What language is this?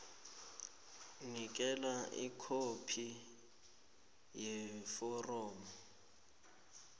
South Ndebele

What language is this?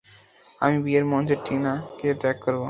Bangla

